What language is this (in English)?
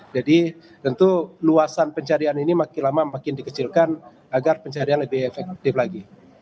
Indonesian